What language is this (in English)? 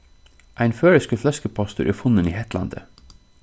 Faroese